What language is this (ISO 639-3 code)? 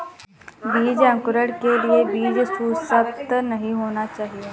hin